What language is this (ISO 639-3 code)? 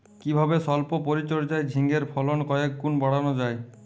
ben